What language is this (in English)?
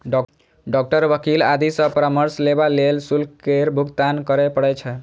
Maithili